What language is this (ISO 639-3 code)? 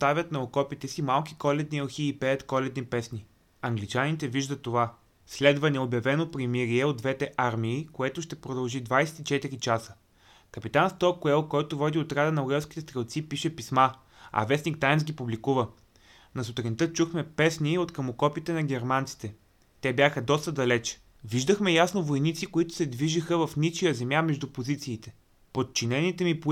bul